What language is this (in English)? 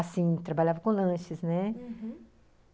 Portuguese